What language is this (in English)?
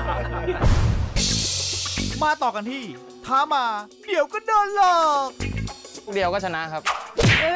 Thai